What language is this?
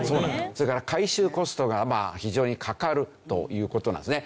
Japanese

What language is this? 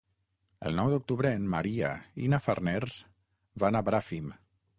Catalan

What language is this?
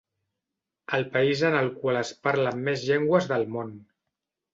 Catalan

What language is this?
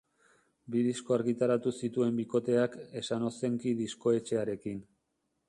Basque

